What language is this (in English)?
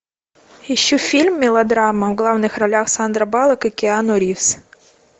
Russian